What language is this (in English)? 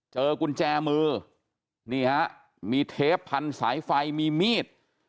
Thai